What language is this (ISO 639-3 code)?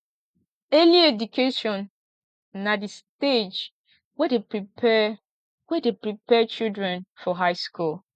pcm